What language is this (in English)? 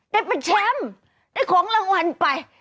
Thai